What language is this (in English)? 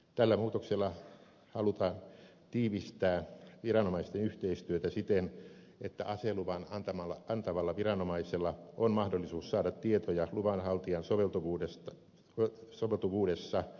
Finnish